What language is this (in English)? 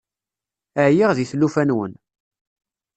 Kabyle